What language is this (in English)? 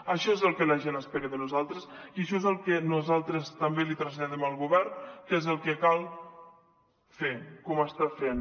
Catalan